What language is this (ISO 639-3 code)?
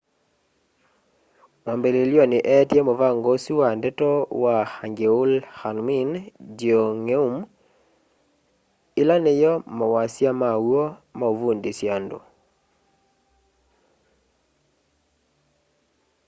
kam